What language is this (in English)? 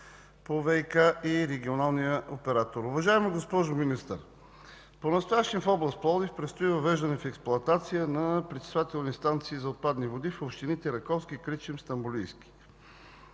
Bulgarian